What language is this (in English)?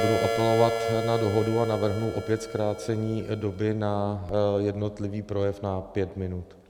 Czech